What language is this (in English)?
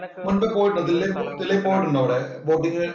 Malayalam